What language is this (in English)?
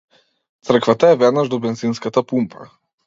Macedonian